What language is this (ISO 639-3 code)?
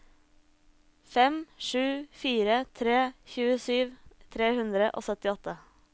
nor